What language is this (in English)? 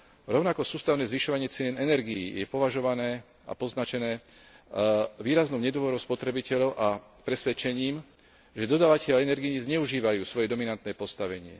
Slovak